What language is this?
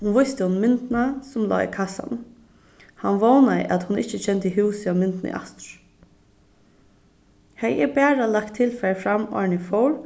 Faroese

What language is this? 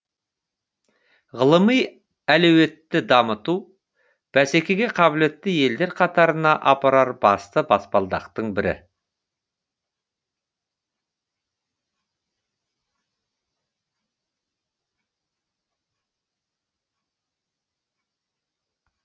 Kazakh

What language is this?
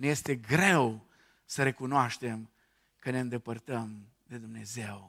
Romanian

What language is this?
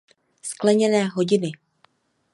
Czech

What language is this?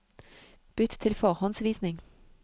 Norwegian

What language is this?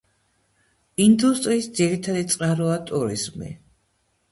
Georgian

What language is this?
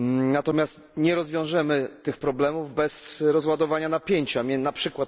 Polish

